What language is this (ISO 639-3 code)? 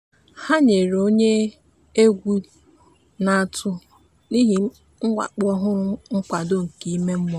ibo